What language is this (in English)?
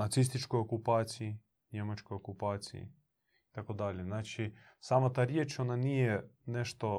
Croatian